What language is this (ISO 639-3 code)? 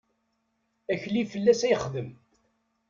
kab